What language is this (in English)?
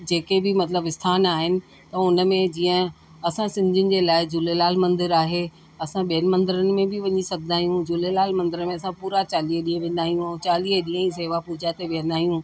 Sindhi